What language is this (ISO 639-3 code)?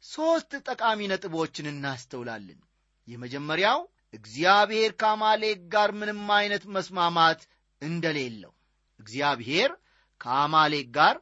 amh